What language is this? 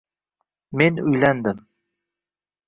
Uzbek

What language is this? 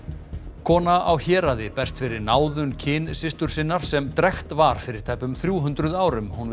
Icelandic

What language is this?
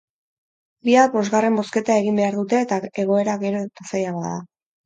Basque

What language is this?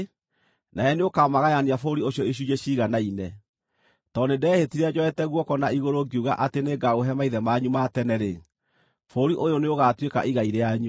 Kikuyu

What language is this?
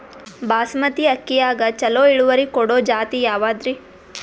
Kannada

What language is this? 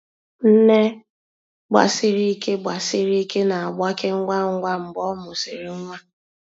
Igbo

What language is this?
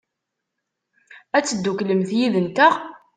Kabyle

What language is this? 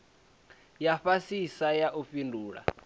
Venda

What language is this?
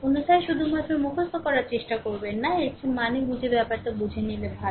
Bangla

